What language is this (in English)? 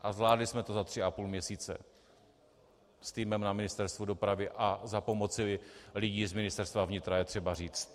Czech